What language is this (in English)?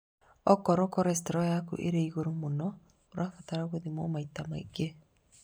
Kikuyu